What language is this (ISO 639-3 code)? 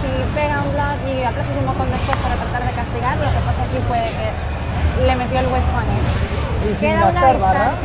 spa